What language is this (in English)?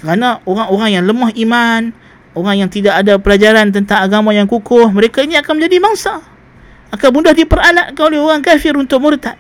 Malay